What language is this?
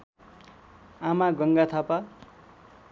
Nepali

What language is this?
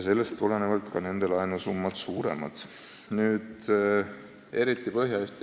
Estonian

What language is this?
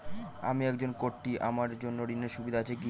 Bangla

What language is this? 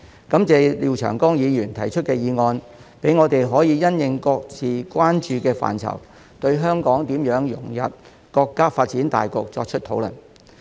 Cantonese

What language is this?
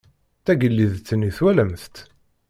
Kabyle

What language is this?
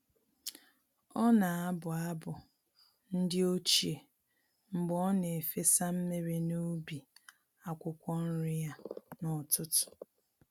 Igbo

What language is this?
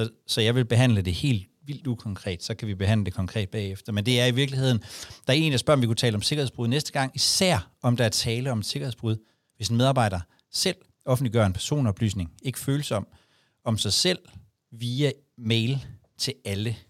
Danish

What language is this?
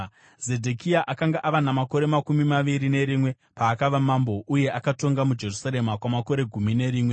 Shona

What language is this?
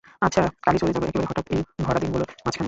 Bangla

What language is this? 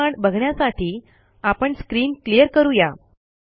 Marathi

